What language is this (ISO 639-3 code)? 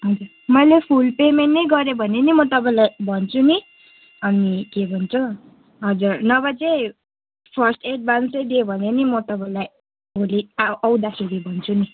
nep